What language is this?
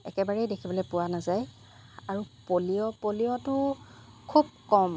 Assamese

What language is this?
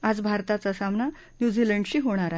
Marathi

